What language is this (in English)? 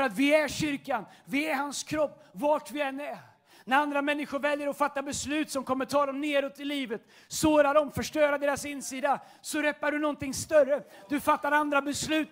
Swedish